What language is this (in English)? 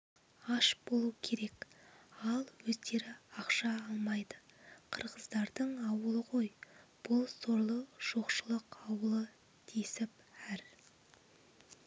Kazakh